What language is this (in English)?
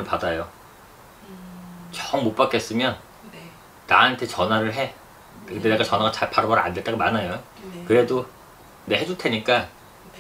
Korean